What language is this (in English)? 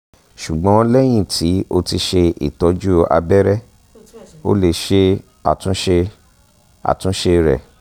Yoruba